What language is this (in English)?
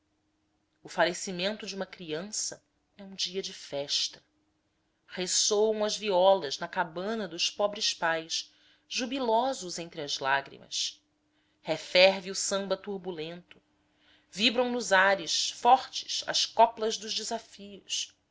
Portuguese